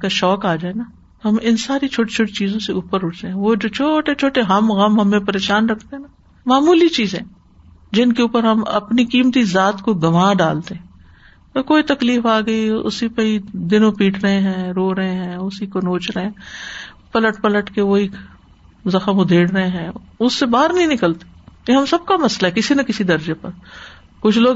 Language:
Urdu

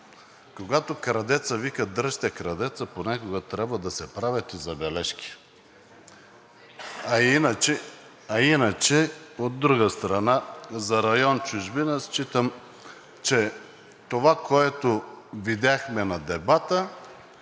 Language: Bulgarian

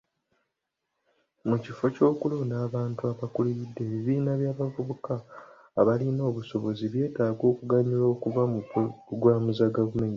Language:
Ganda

